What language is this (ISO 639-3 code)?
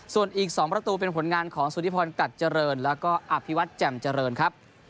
tha